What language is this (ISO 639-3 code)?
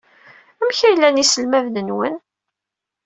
kab